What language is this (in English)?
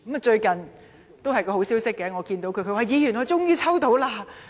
Cantonese